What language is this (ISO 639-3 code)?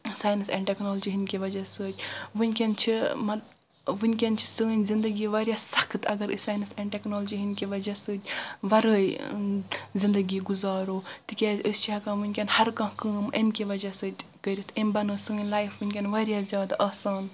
kas